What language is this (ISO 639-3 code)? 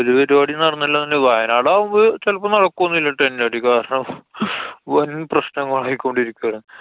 mal